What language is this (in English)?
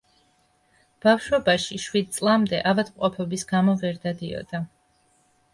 Georgian